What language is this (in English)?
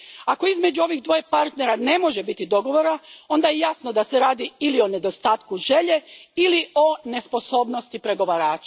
Croatian